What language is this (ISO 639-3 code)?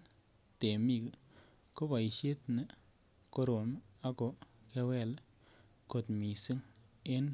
kln